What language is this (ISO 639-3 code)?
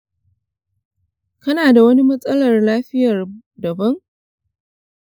hau